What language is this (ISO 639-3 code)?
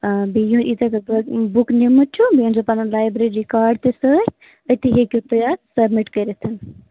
kas